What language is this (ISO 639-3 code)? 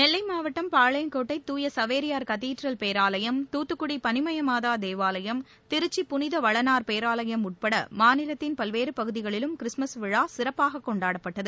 tam